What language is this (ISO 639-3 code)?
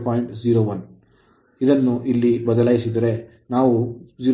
kan